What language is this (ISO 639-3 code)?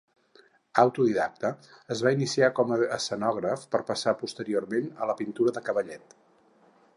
cat